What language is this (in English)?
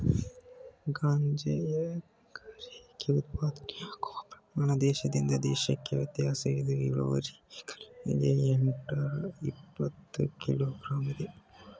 Kannada